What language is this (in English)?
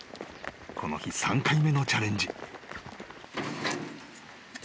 Japanese